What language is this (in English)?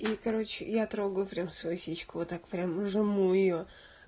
Russian